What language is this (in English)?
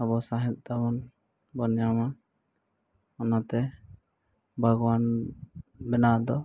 Santali